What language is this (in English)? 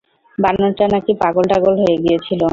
Bangla